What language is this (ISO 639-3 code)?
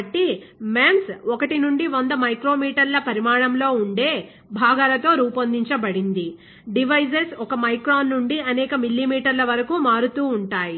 tel